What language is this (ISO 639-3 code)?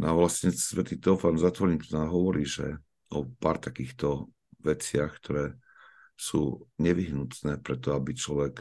slk